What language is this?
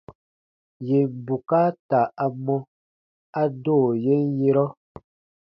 Baatonum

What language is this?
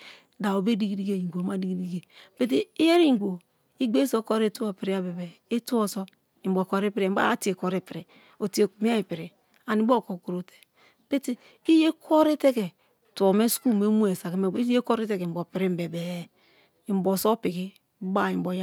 Kalabari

